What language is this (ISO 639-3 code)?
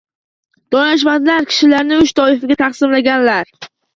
uzb